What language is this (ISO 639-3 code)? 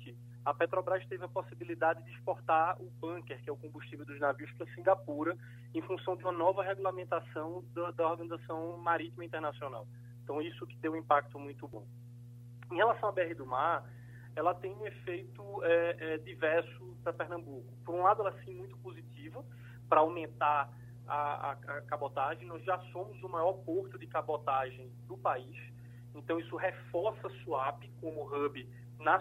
por